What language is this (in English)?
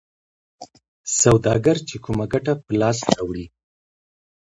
Pashto